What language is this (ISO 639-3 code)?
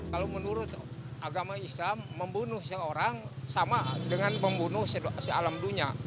ind